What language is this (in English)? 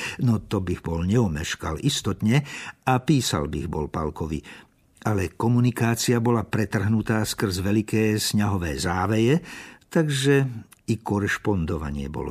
Slovak